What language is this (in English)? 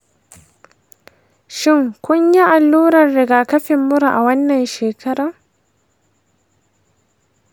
Hausa